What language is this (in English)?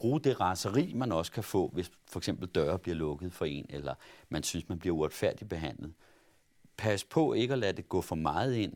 Danish